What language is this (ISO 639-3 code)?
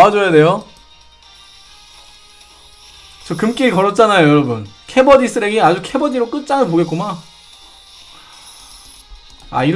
kor